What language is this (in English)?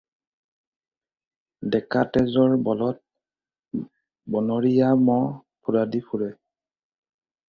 Assamese